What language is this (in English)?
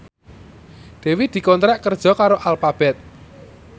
Javanese